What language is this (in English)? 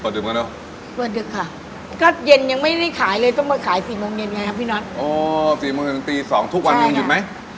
Thai